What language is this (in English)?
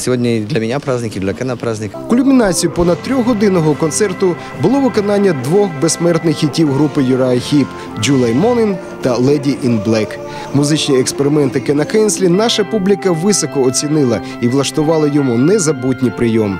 Ukrainian